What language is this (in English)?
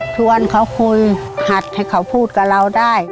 Thai